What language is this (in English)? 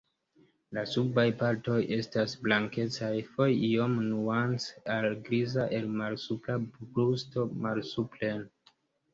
Esperanto